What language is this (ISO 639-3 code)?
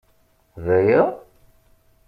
kab